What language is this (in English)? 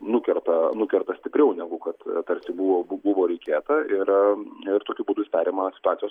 Lithuanian